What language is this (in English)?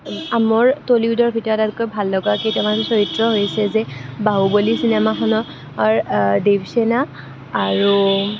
Assamese